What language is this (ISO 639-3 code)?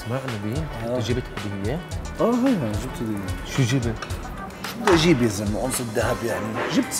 ara